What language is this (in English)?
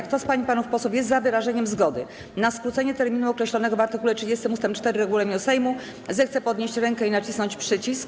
Polish